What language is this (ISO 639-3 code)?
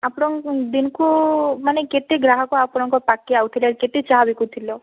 ori